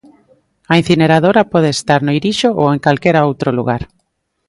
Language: Galician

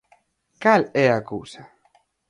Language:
Galician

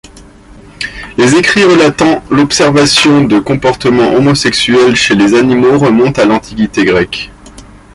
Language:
French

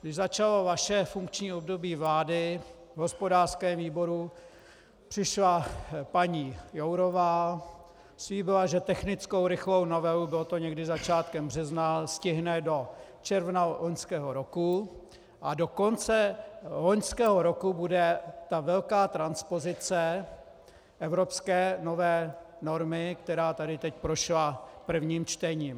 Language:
Czech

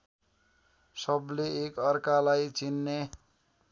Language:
Nepali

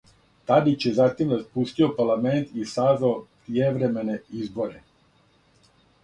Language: Serbian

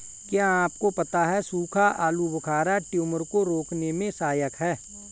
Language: Hindi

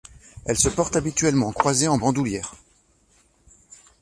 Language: French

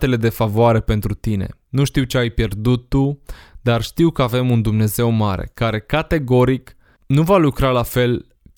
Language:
Romanian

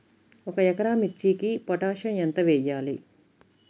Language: Telugu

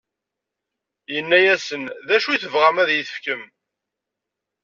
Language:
Kabyle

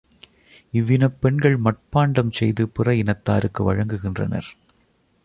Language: Tamil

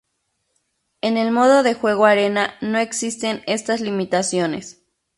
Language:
Spanish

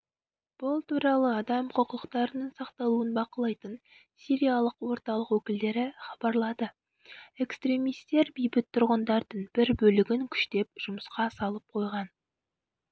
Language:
Kazakh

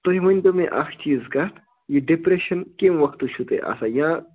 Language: Kashmiri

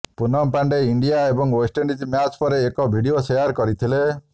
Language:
Odia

